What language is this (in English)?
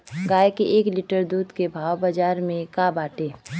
Bhojpuri